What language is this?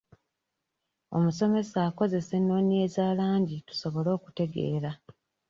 Ganda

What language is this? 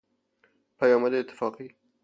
Persian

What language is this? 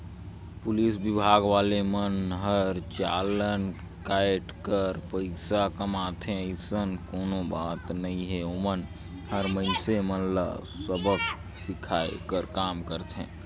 Chhattisgarhi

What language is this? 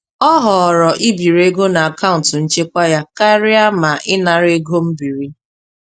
Igbo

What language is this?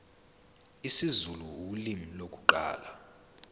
Zulu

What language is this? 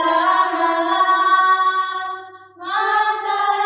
Hindi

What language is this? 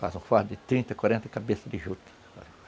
Portuguese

